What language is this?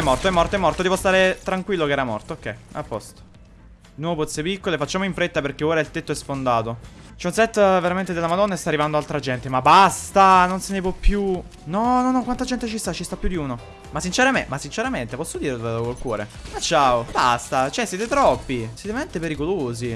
Italian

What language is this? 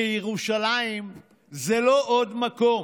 Hebrew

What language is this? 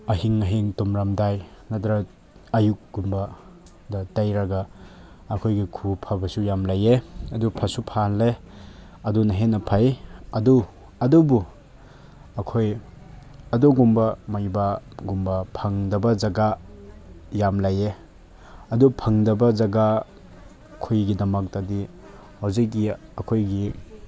Manipuri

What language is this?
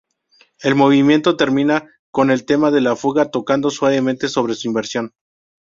Spanish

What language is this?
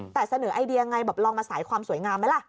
Thai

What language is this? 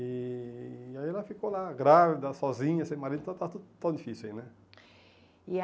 Portuguese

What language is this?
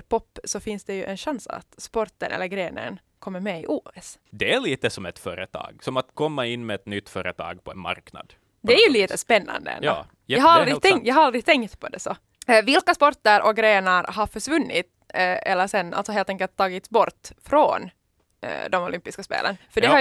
Swedish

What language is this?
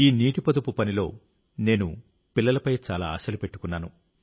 Telugu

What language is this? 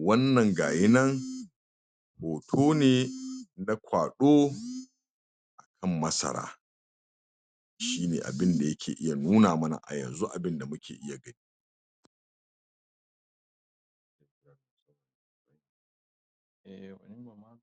Hausa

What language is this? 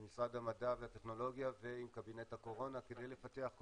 Hebrew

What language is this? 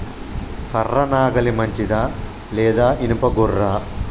Telugu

